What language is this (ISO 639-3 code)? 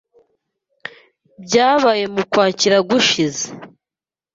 kin